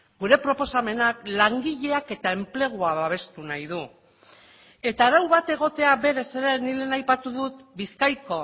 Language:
Basque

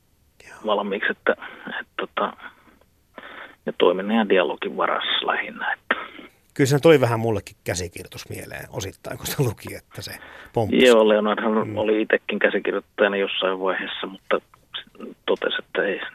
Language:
Finnish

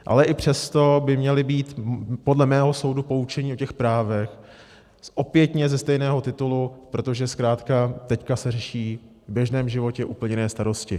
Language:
Czech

